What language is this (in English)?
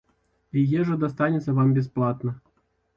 Belarusian